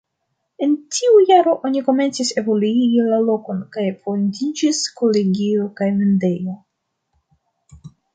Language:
Esperanto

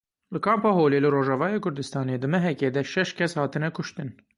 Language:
Kurdish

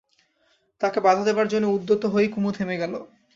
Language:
Bangla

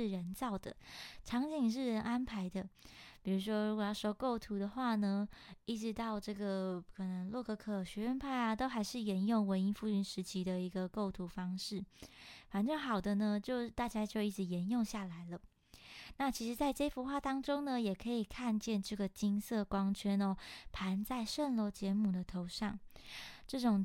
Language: Chinese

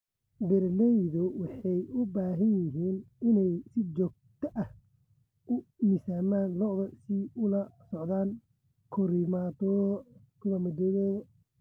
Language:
Somali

